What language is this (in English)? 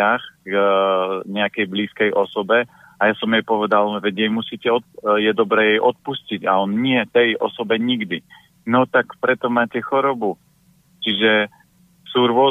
Slovak